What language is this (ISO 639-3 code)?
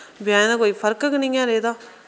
doi